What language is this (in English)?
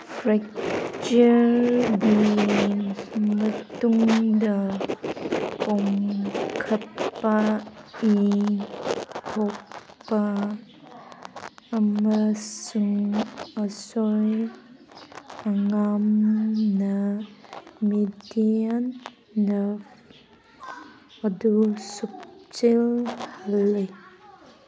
Manipuri